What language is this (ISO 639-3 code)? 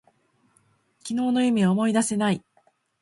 jpn